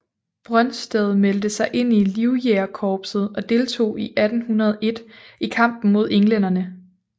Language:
Danish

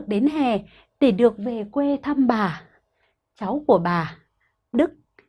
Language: Vietnamese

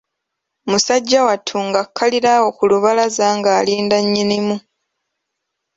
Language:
Ganda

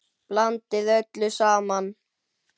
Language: Icelandic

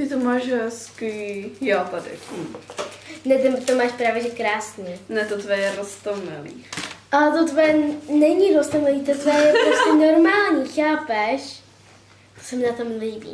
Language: Czech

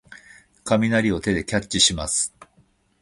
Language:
Japanese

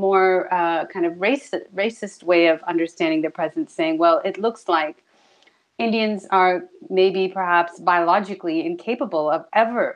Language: Finnish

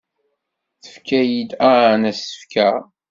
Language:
Kabyle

